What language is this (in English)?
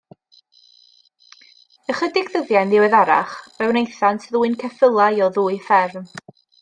Welsh